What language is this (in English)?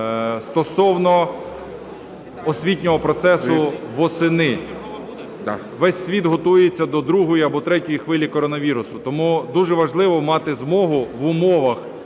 Ukrainian